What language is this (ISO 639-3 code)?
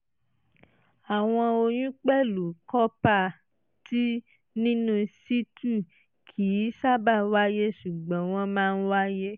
yor